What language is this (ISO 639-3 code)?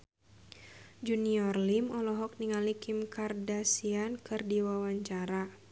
sun